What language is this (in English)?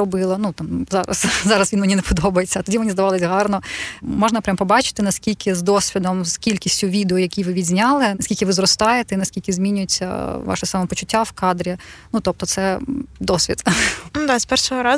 Ukrainian